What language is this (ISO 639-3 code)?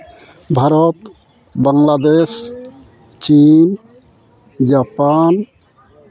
sat